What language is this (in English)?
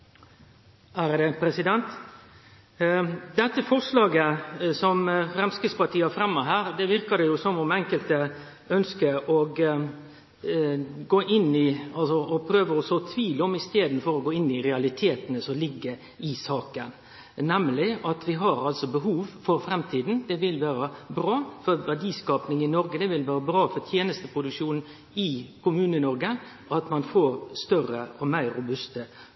Norwegian Nynorsk